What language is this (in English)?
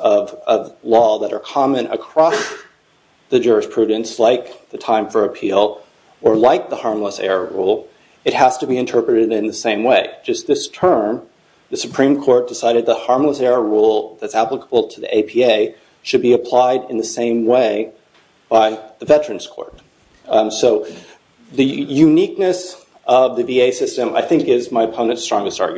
English